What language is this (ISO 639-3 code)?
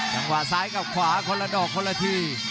tha